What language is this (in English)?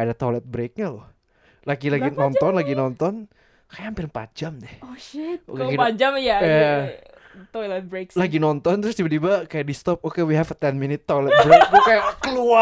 Indonesian